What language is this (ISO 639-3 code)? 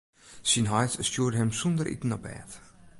fry